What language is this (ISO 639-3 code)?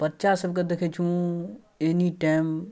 mai